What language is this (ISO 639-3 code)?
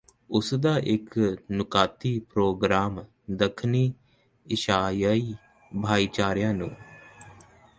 pan